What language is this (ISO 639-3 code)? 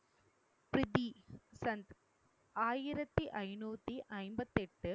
tam